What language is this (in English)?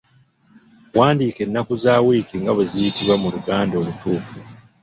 Ganda